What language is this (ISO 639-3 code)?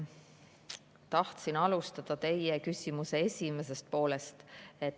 est